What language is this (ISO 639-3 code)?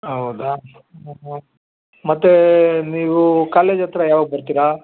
kan